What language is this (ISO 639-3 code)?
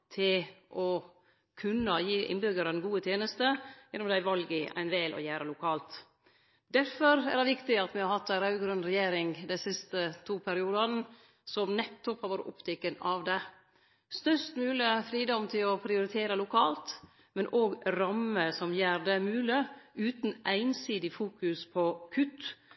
nno